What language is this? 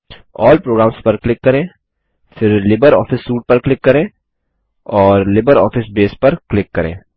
Hindi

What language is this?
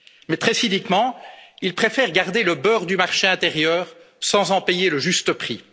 French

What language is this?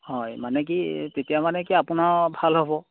Assamese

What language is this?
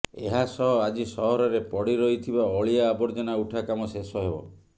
Odia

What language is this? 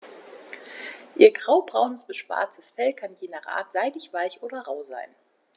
German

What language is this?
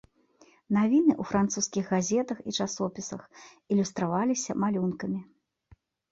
Belarusian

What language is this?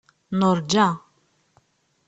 Kabyle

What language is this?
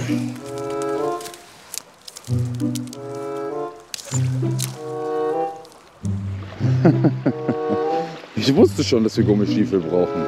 German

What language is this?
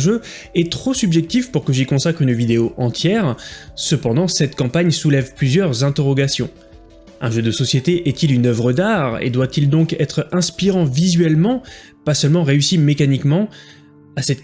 French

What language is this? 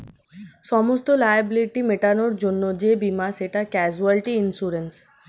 Bangla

